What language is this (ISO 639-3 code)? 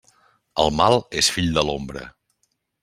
cat